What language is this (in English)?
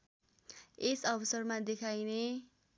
Nepali